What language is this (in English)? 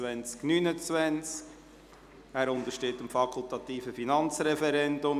Swiss German